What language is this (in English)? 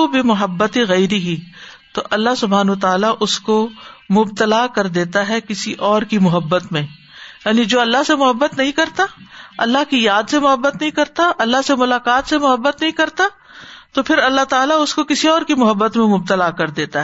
Urdu